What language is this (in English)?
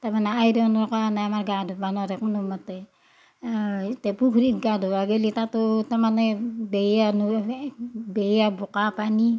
Assamese